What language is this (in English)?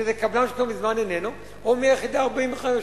Hebrew